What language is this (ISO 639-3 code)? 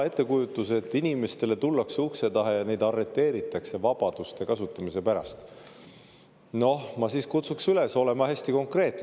est